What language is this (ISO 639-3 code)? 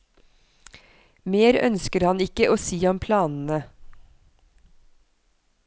nor